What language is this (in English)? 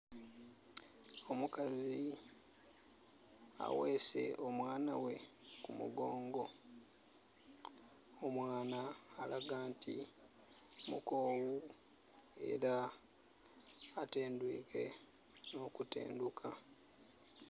Soga